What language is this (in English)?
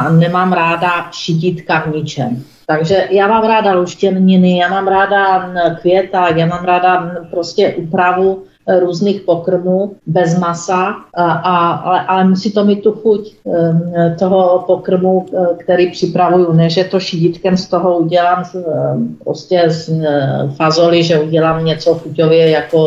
Czech